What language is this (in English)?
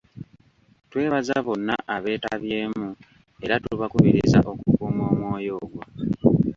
Ganda